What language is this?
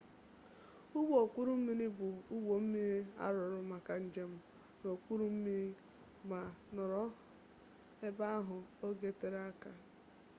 Igbo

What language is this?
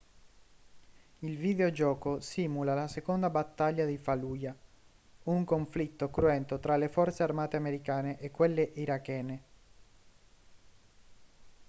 Italian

